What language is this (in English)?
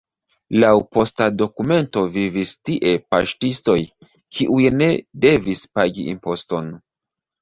Esperanto